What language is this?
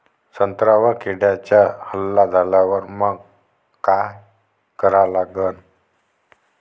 Marathi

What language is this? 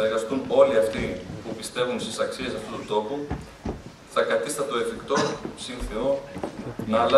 Greek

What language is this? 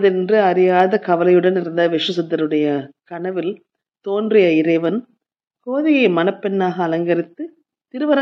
Tamil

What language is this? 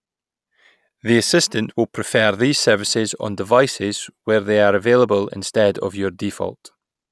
English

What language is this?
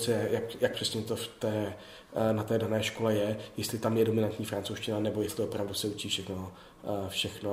Czech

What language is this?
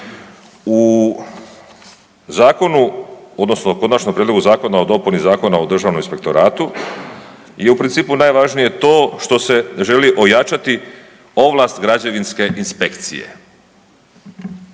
Croatian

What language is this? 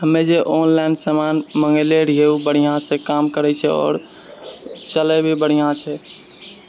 Maithili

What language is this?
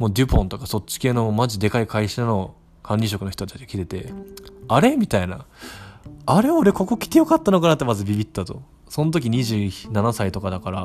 Japanese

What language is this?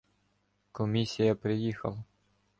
Ukrainian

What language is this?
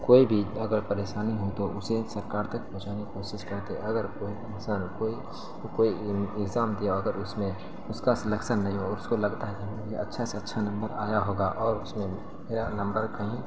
Urdu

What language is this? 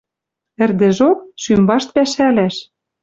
Western Mari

